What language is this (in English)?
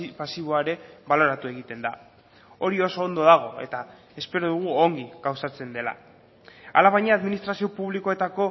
Basque